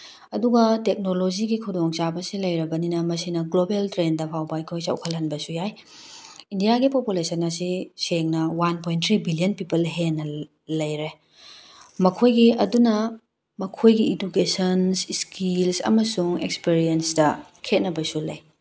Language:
Manipuri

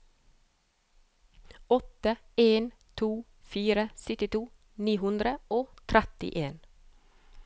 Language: Norwegian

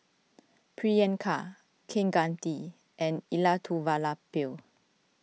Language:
English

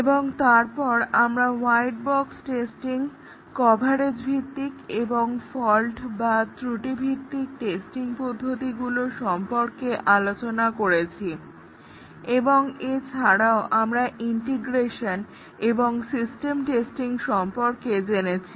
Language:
Bangla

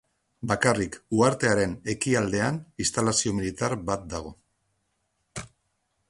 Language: Basque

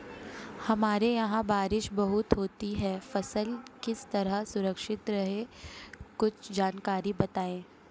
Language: Hindi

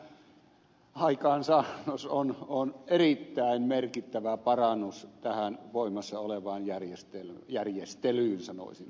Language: Finnish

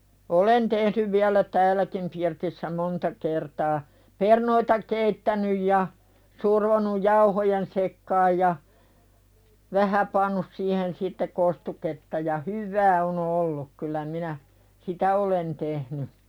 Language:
Finnish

